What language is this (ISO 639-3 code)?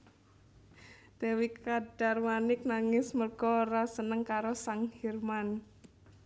jav